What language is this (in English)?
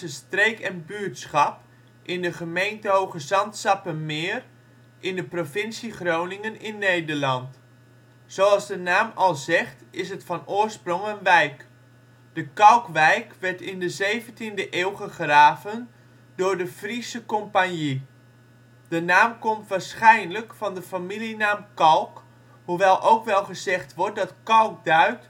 Dutch